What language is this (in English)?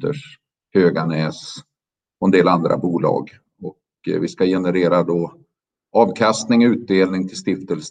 Swedish